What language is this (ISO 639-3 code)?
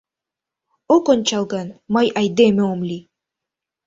chm